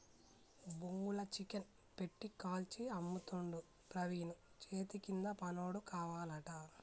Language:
Telugu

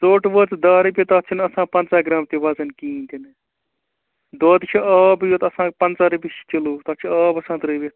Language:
Kashmiri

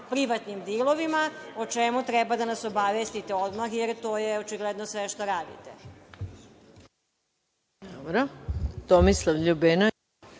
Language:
Serbian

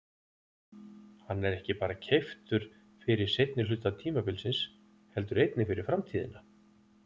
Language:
Icelandic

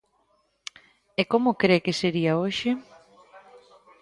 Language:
Galician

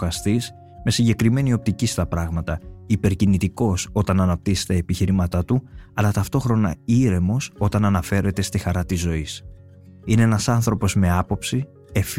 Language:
Greek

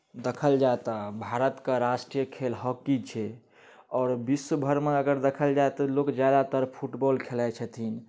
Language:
Maithili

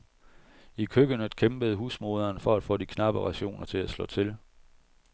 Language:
Danish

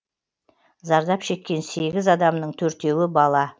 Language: Kazakh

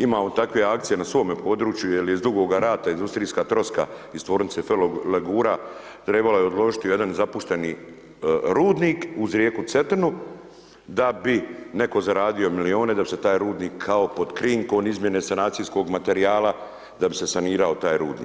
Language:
Croatian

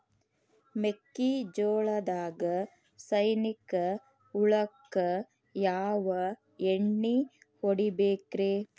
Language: Kannada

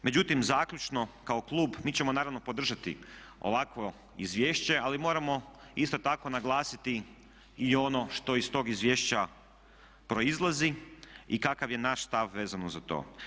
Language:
Croatian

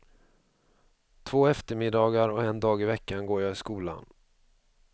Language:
Swedish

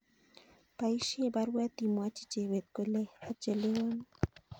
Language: Kalenjin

